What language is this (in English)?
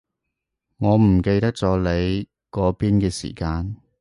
Cantonese